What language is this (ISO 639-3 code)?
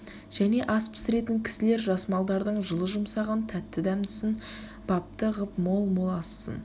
kaz